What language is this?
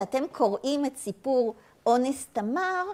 Hebrew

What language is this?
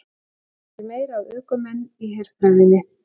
Icelandic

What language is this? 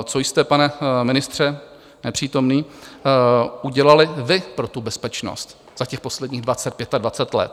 Czech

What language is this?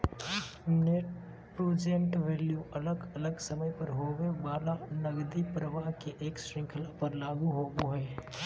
Magahi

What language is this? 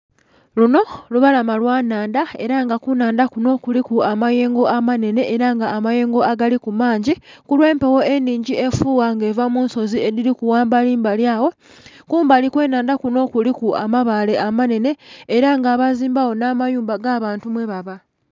Soga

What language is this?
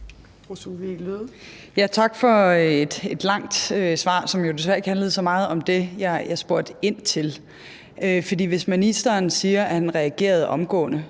Danish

